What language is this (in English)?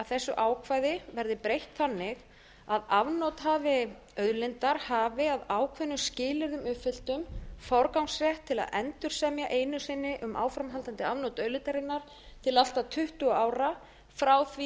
Icelandic